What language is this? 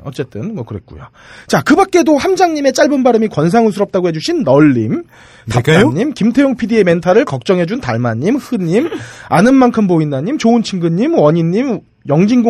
Korean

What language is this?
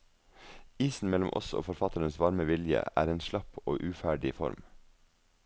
Norwegian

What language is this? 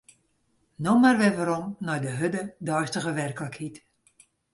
Western Frisian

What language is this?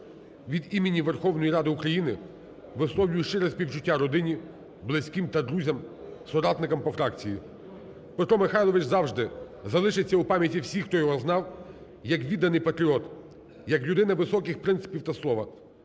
Ukrainian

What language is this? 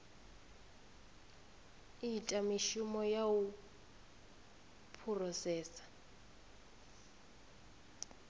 Venda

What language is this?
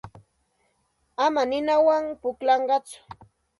Santa Ana de Tusi Pasco Quechua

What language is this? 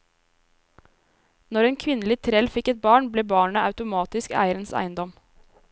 Norwegian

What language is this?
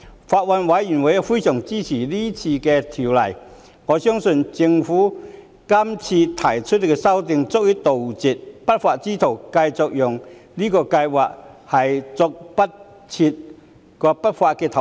Cantonese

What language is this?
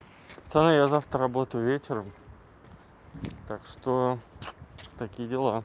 Russian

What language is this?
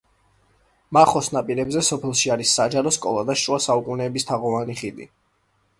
Georgian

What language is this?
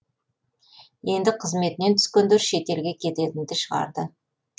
Kazakh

